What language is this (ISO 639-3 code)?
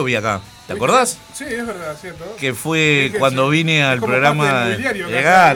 spa